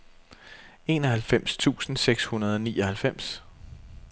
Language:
Danish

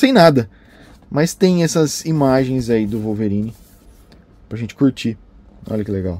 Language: Portuguese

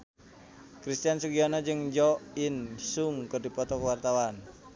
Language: Sundanese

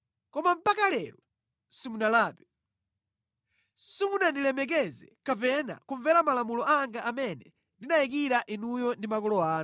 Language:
Nyanja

